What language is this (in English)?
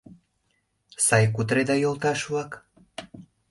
Mari